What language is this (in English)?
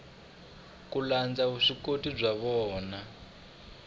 Tsonga